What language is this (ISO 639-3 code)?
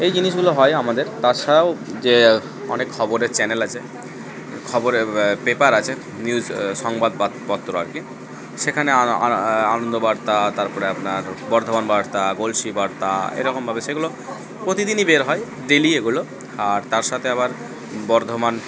ben